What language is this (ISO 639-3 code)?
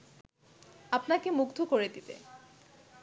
ben